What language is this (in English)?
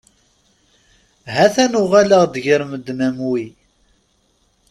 Kabyle